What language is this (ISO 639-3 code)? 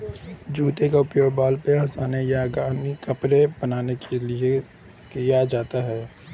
hin